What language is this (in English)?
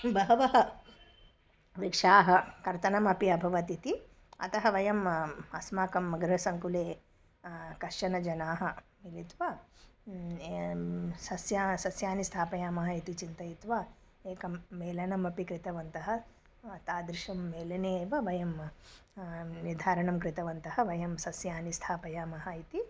Sanskrit